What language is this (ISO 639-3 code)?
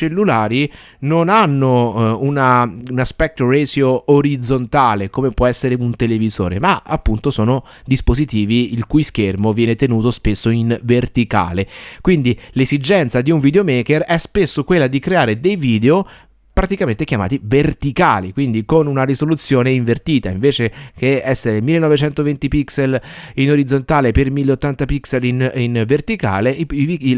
ita